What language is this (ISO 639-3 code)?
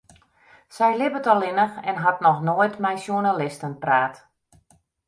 fry